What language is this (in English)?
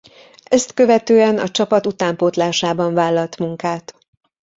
Hungarian